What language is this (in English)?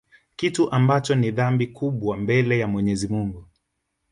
Swahili